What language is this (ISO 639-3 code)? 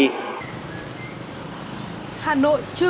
vie